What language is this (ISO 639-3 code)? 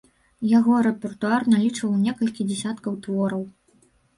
bel